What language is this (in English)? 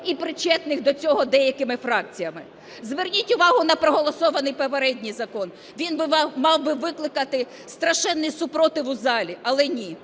Ukrainian